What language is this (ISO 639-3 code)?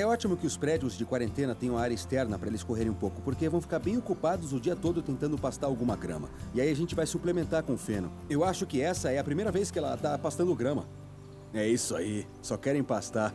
por